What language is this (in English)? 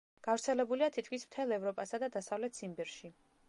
Georgian